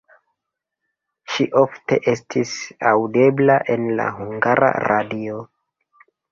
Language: Esperanto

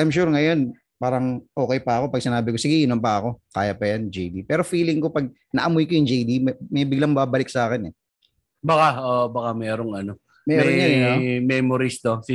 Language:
Filipino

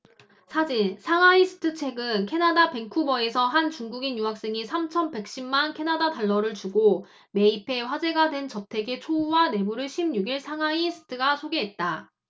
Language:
Korean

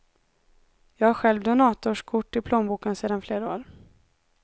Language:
Swedish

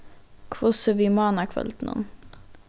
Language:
Faroese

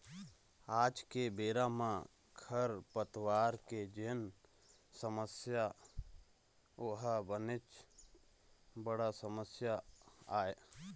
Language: Chhattisgarhi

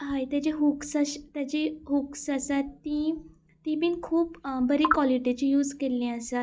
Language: Konkani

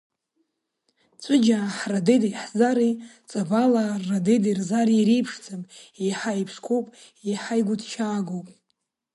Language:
Abkhazian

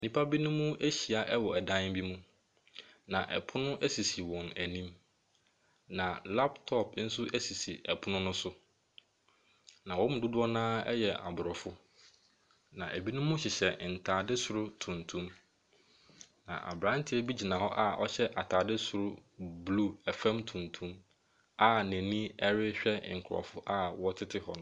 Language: Akan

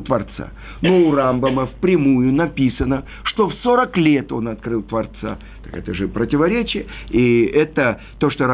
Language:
Russian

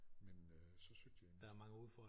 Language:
Danish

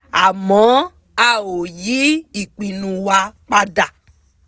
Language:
Yoruba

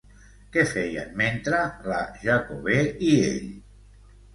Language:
Catalan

